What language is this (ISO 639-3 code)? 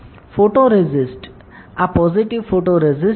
guj